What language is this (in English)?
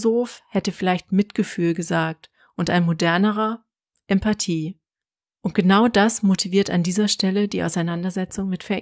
German